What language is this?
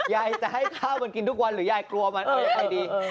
Thai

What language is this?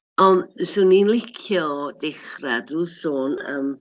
Welsh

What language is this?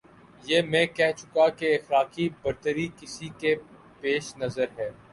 Urdu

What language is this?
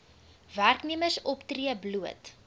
Afrikaans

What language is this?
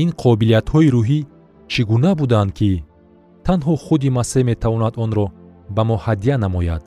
Persian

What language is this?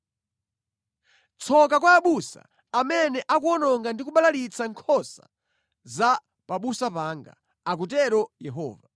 Nyanja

